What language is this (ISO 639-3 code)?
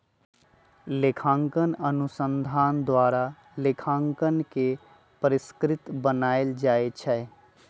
mag